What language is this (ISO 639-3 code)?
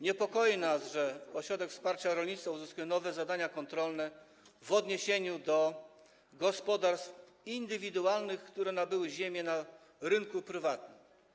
pol